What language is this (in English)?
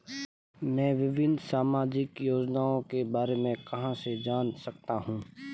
Hindi